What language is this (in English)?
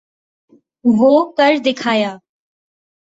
Urdu